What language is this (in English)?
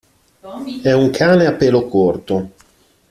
Italian